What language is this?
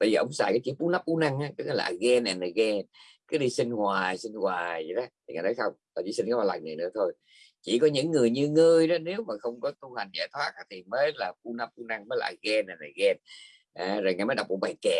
Vietnamese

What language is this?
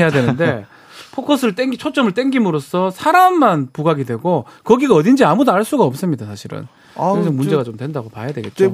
Korean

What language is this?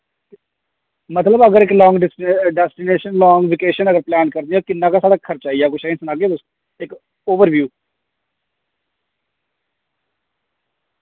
Dogri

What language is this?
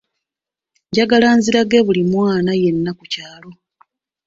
Ganda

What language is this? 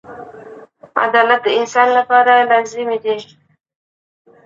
Pashto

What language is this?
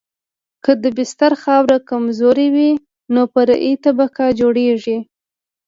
Pashto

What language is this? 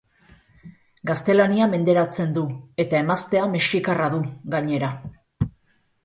Basque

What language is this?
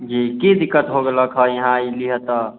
Maithili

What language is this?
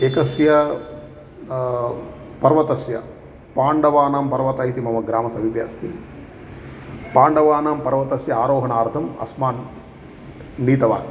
Sanskrit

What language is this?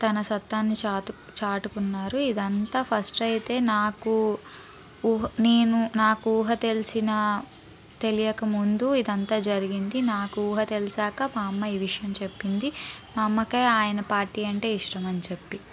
Telugu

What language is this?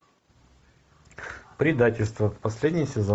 Russian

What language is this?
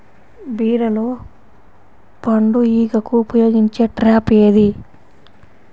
Telugu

